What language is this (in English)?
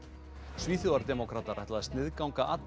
Icelandic